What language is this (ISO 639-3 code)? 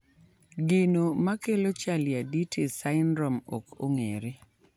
luo